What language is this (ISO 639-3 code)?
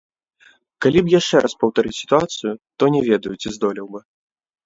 bel